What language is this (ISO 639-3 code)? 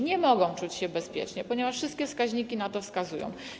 pol